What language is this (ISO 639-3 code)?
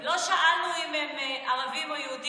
heb